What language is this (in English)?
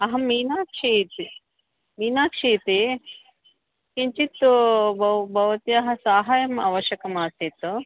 Sanskrit